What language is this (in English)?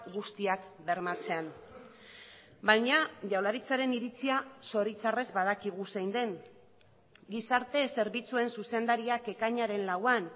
Basque